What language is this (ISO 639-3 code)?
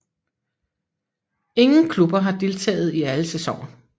dan